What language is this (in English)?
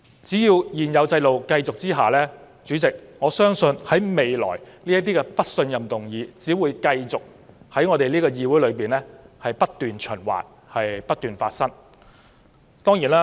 Cantonese